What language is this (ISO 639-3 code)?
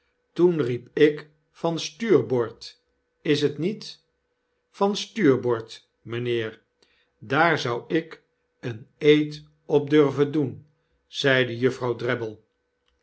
nld